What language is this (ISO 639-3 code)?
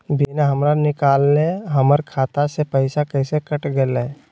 mag